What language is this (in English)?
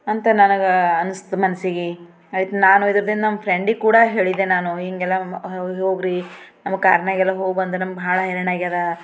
Kannada